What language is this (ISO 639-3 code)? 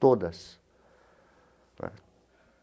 por